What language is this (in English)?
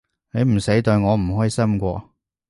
Cantonese